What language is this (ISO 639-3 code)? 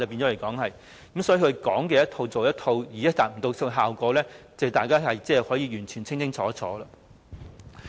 yue